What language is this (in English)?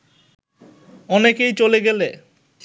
Bangla